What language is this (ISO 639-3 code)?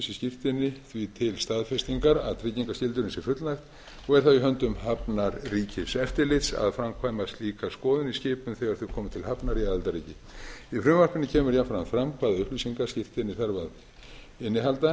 isl